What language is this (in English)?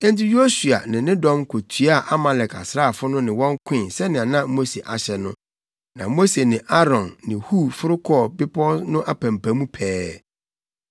Akan